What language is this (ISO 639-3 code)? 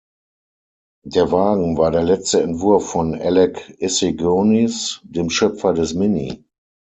deu